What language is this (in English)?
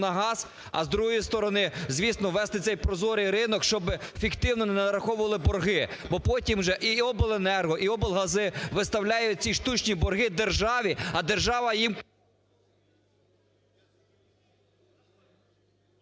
Ukrainian